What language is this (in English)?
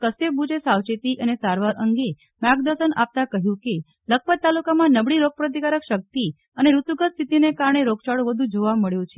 Gujarati